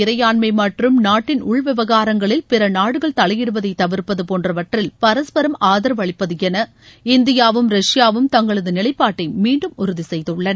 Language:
Tamil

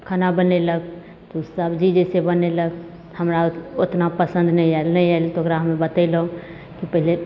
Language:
Maithili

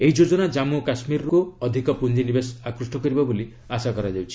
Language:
Odia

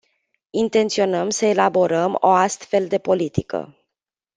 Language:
Romanian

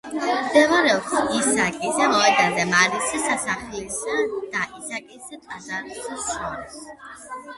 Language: Georgian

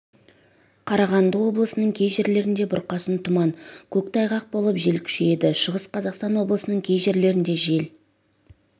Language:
Kazakh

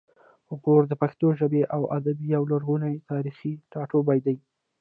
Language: Pashto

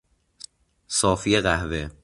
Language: Persian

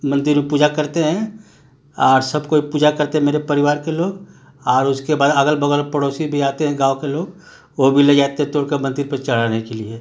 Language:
Hindi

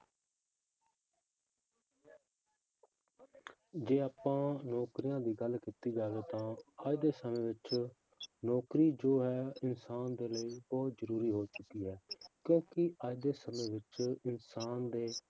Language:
Punjabi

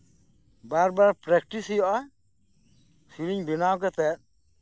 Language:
Santali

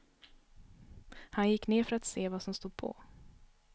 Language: Swedish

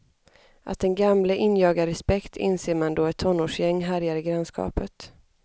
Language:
Swedish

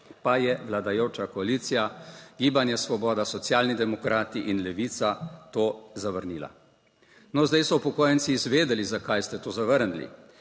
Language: Slovenian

